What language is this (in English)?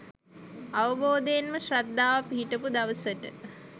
Sinhala